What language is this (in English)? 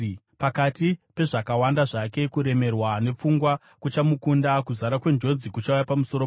Shona